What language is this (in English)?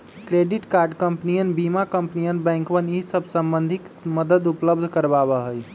Magahi